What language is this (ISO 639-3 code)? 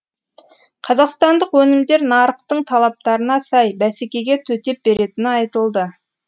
kaz